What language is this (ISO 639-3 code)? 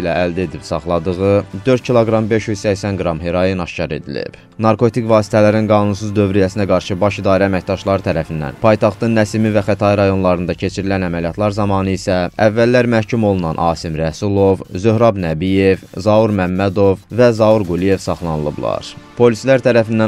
tur